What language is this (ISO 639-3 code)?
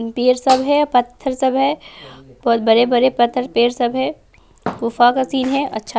hin